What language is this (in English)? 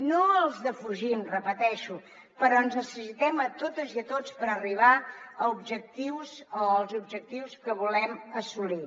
Catalan